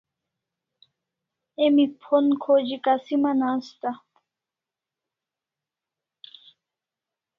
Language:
Kalasha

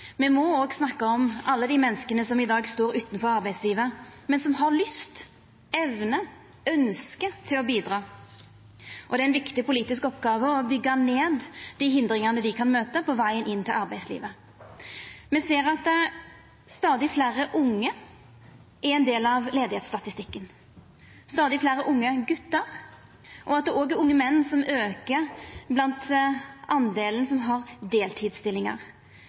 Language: Norwegian Nynorsk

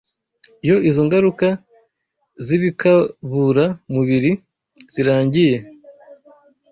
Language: Kinyarwanda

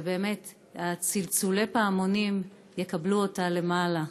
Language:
Hebrew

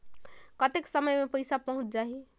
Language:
Chhattisgarhi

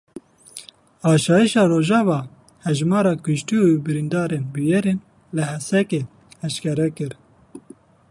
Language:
Kurdish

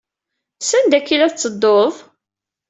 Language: Kabyle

